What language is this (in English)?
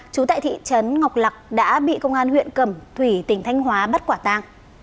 Vietnamese